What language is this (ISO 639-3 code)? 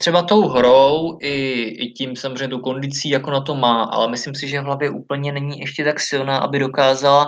ces